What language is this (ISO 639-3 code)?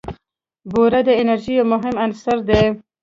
pus